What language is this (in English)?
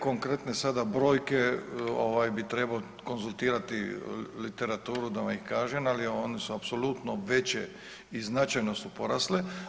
Croatian